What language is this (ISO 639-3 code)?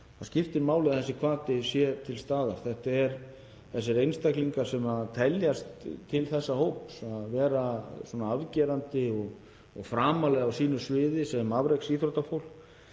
isl